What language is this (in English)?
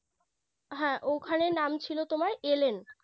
Bangla